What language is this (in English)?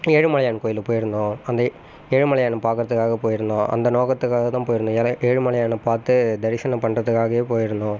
Tamil